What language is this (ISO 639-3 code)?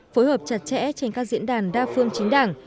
vie